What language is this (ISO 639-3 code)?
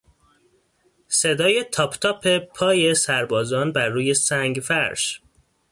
fas